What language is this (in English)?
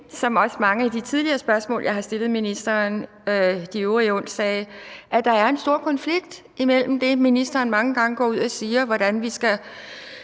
Danish